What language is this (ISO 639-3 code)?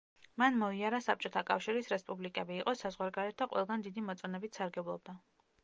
kat